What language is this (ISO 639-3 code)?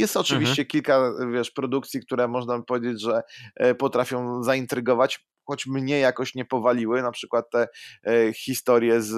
pol